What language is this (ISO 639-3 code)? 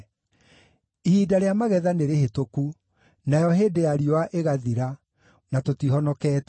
kik